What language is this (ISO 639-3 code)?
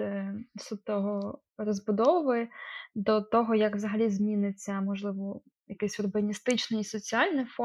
ukr